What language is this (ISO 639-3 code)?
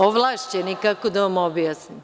srp